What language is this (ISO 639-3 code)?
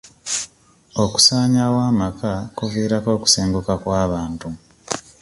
lug